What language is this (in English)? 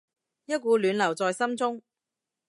Cantonese